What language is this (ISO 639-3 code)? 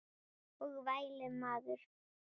isl